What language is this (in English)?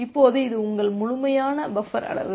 Tamil